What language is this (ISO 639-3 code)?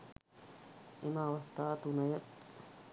sin